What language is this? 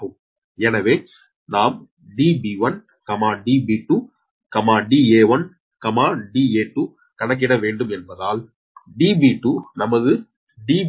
Tamil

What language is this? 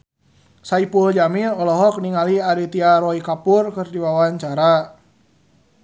Sundanese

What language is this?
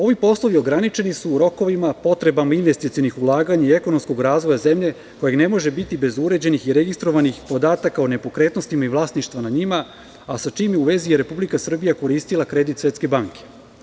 Serbian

